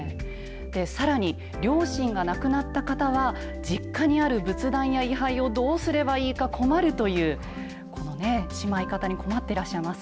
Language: Japanese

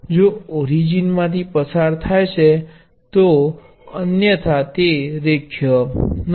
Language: Gujarati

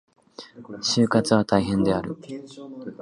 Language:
Japanese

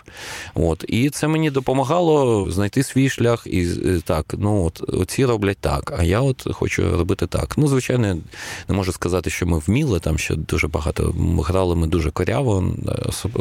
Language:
Ukrainian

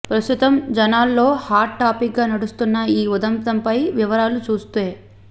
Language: Telugu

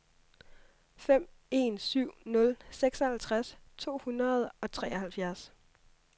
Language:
Danish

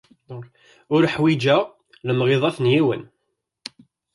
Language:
Kabyle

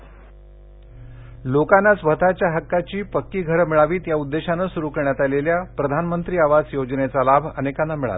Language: Marathi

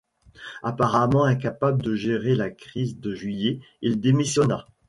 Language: French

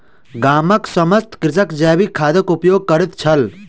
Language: Maithili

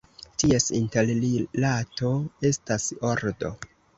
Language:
Esperanto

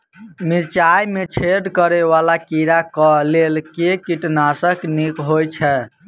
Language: Maithili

